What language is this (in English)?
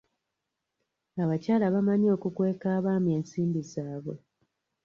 Ganda